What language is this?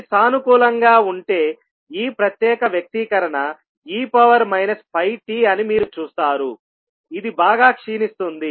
Telugu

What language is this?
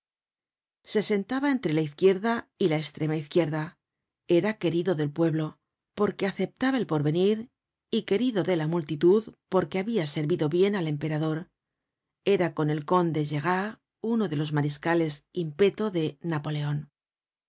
Spanish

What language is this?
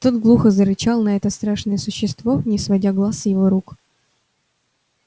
Russian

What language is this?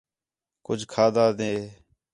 Khetrani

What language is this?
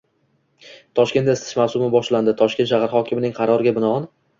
Uzbek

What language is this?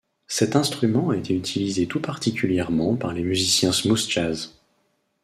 French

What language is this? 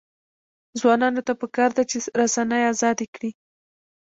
Pashto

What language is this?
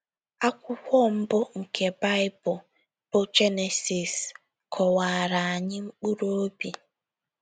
Igbo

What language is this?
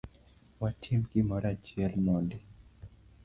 Luo (Kenya and Tanzania)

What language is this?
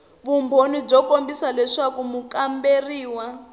Tsonga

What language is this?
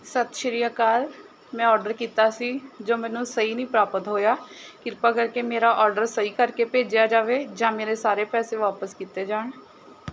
Punjabi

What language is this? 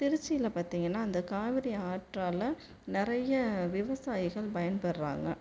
Tamil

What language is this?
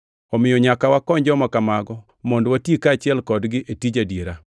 Luo (Kenya and Tanzania)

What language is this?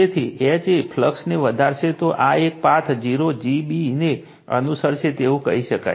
Gujarati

